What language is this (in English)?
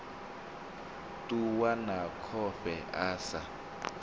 Venda